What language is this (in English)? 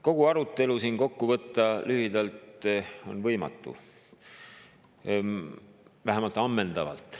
Estonian